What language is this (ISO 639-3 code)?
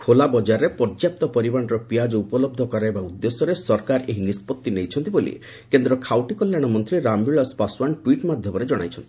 ori